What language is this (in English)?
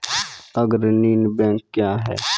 Maithili